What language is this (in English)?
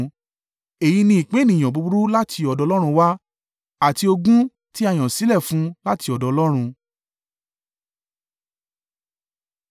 Yoruba